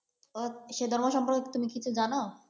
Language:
Bangla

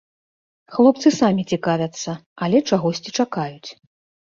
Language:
Belarusian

